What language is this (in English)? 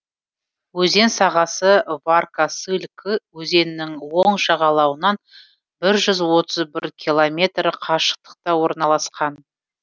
Kazakh